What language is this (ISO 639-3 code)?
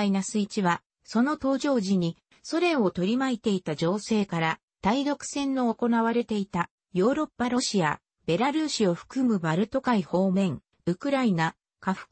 jpn